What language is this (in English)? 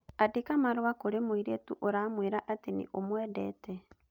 Kikuyu